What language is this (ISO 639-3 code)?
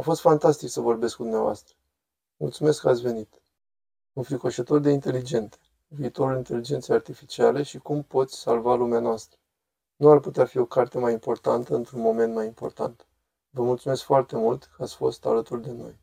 ron